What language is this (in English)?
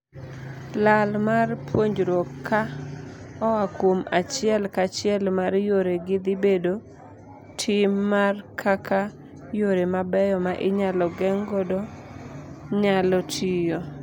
Luo (Kenya and Tanzania)